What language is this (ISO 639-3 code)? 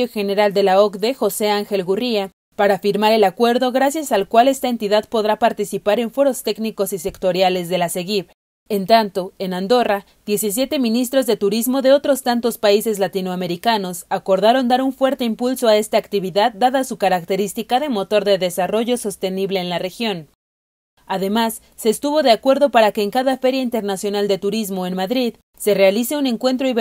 spa